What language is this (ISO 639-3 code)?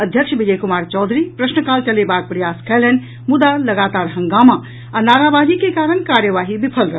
mai